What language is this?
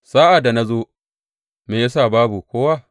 Hausa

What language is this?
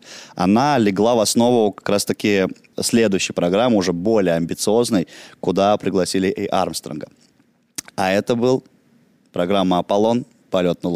Russian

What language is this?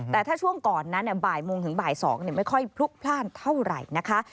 Thai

